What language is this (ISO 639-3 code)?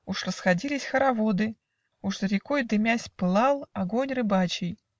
rus